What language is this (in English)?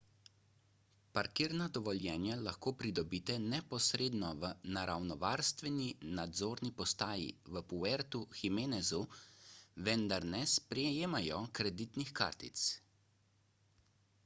Slovenian